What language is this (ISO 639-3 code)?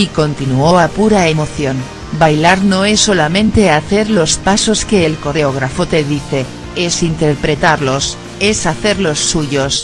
spa